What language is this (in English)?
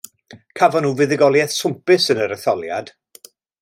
Welsh